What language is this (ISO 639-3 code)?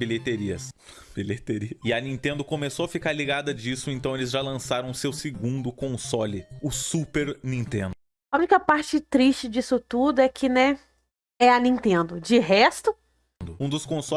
por